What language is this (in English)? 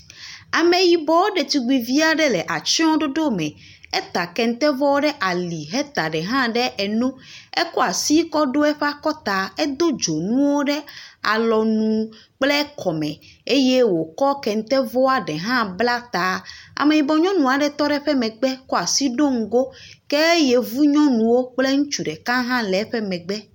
Ewe